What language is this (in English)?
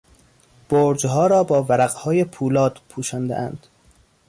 Persian